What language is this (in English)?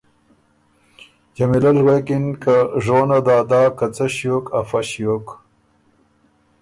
Ormuri